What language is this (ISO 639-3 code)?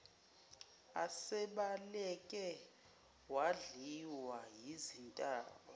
zul